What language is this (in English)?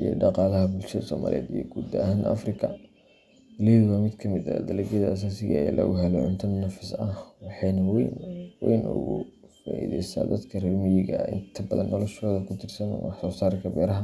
Somali